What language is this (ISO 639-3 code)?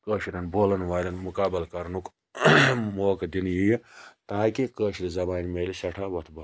kas